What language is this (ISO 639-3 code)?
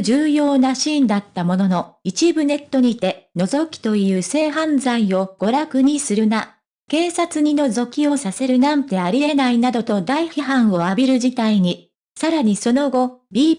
jpn